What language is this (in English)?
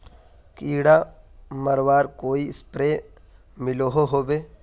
Magahi